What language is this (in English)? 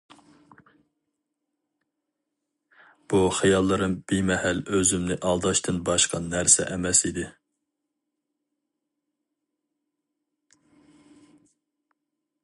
Uyghur